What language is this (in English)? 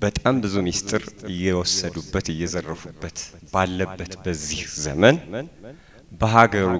Arabic